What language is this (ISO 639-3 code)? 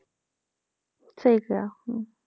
pan